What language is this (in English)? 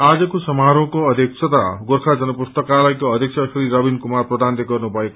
Nepali